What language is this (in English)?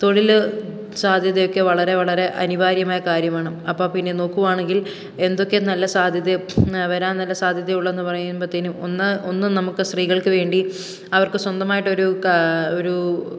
Malayalam